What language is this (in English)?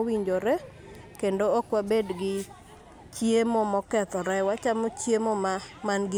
Luo (Kenya and Tanzania)